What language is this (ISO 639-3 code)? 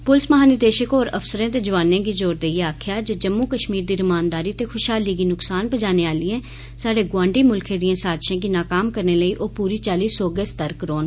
doi